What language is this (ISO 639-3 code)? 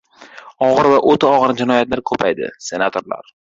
uzb